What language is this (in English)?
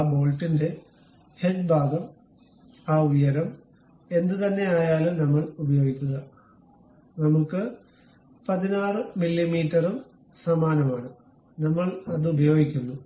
Malayalam